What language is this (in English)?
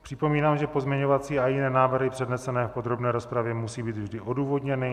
Czech